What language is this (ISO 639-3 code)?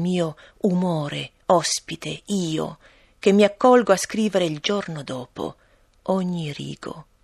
ita